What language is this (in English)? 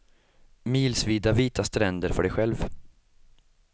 Swedish